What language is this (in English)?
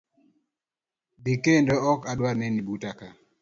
Luo (Kenya and Tanzania)